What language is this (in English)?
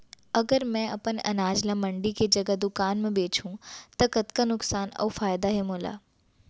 Chhattisgarhi